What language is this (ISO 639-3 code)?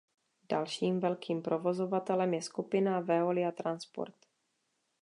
ces